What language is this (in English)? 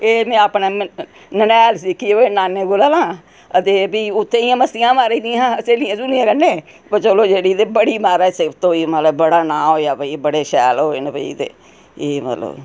Dogri